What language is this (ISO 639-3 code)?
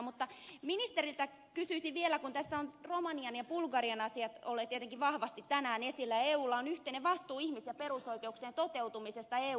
fin